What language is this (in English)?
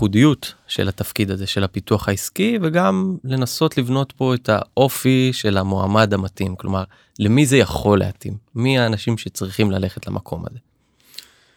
Hebrew